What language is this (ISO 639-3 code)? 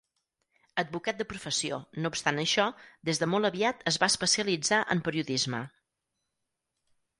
cat